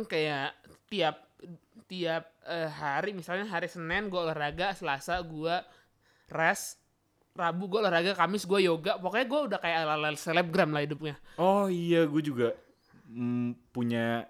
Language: Indonesian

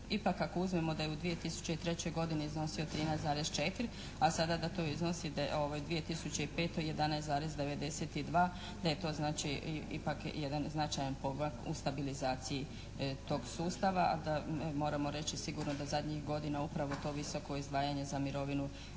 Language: Croatian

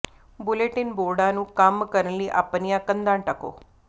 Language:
Punjabi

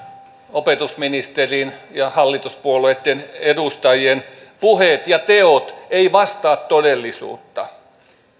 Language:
Finnish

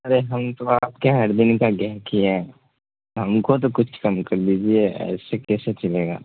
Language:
Urdu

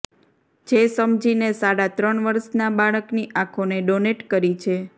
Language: Gujarati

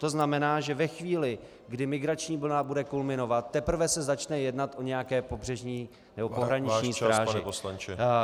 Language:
Czech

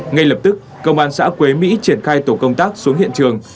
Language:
Vietnamese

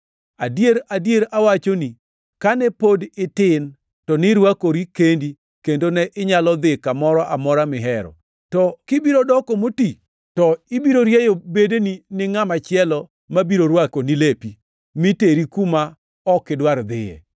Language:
Luo (Kenya and Tanzania)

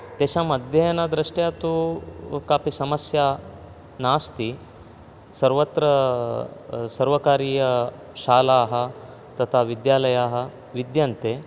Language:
Sanskrit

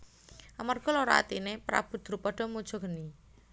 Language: Javanese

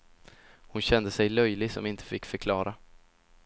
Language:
Swedish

